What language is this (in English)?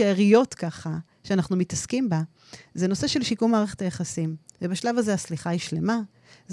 Hebrew